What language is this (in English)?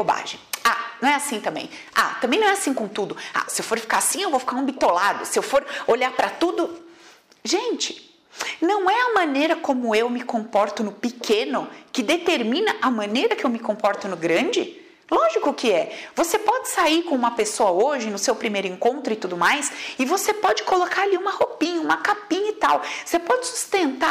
Portuguese